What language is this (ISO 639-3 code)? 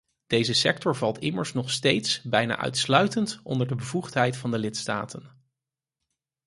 nld